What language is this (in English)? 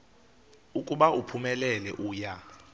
Xhosa